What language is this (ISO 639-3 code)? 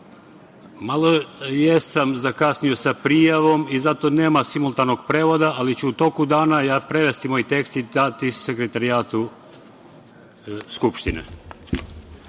srp